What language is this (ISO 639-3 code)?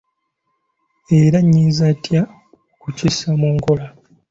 lug